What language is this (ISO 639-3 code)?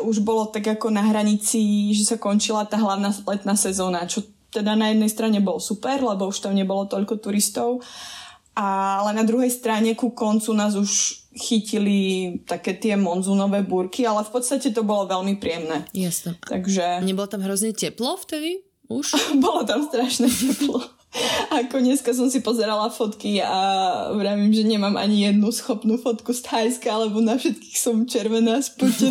slk